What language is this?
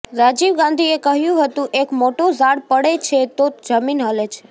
Gujarati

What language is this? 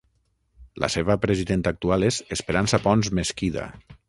Catalan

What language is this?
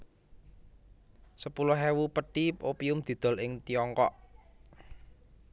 Javanese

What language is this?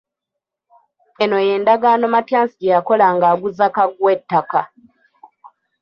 Ganda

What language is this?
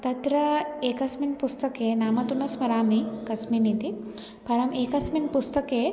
Sanskrit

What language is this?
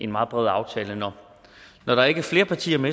Danish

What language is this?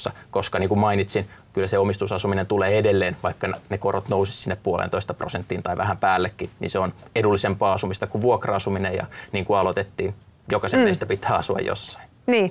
Finnish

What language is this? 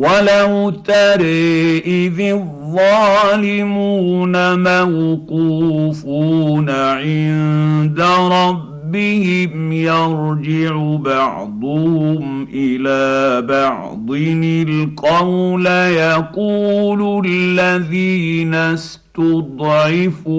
Arabic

